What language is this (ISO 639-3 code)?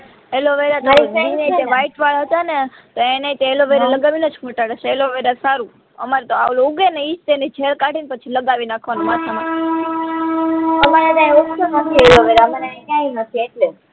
guj